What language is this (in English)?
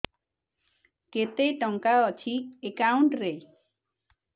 Odia